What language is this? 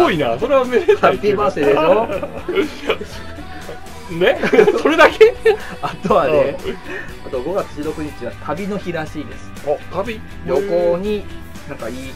Japanese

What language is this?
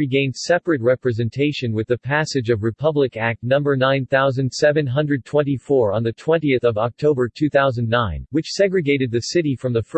English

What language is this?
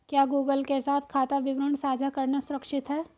Hindi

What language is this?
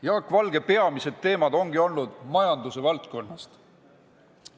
Estonian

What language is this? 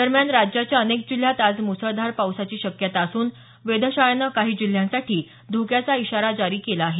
Marathi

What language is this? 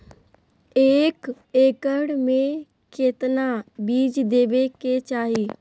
Magahi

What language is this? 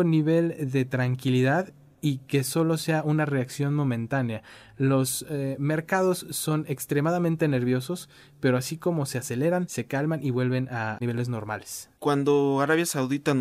Spanish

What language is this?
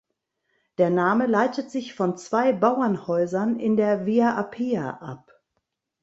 German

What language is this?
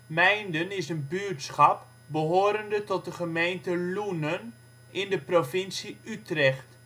Dutch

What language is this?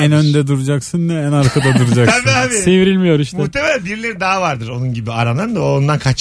Turkish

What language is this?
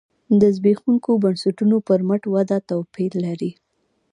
Pashto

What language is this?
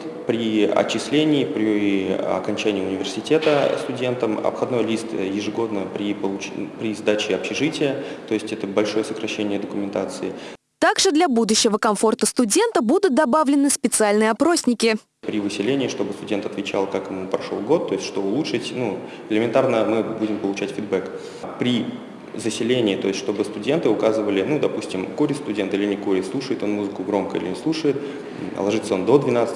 Russian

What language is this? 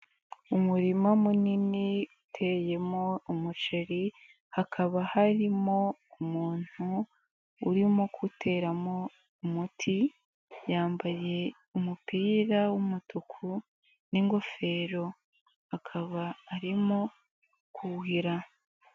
Kinyarwanda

